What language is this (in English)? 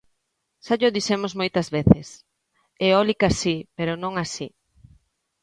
Galician